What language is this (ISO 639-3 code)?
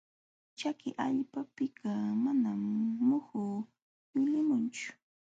qxw